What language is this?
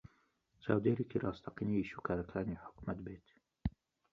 Central Kurdish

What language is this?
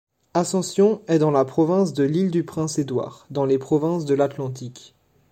French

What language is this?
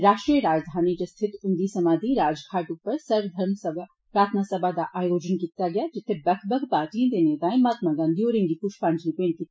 Dogri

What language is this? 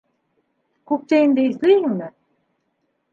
Bashkir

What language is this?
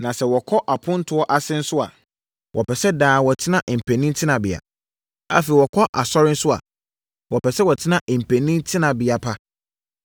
Akan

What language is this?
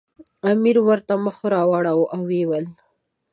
Pashto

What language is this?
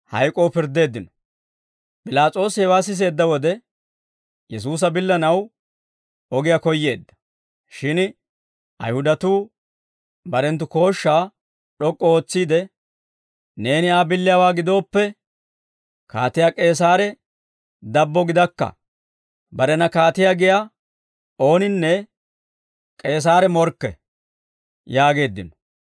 Dawro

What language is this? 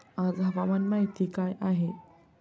Marathi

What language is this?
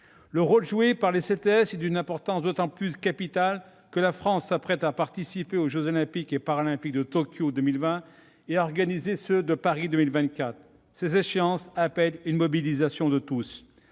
French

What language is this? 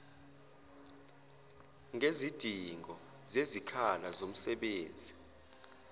Zulu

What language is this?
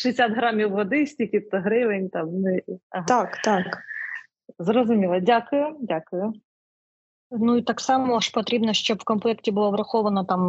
Ukrainian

